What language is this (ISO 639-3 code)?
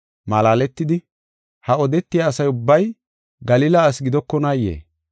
gof